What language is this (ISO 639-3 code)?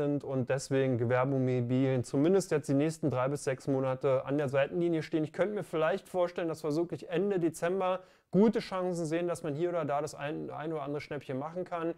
deu